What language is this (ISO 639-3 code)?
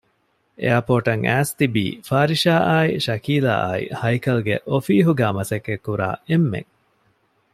div